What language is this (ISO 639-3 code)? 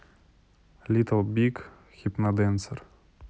rus